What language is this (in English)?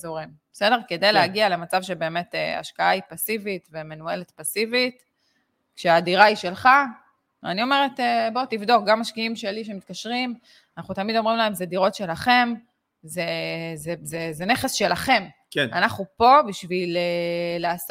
Hebrew